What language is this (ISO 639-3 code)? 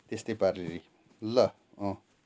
nep